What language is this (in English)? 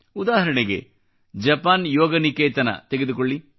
Kannada